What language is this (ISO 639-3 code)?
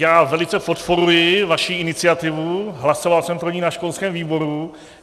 ces